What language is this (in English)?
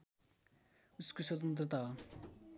Nepali